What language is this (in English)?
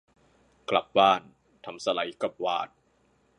Thai